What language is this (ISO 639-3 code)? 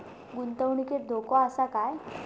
mar